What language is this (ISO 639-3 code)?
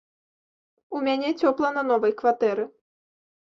bel